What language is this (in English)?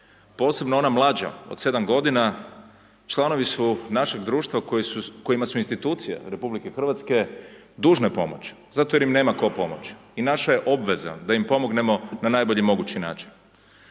Croatian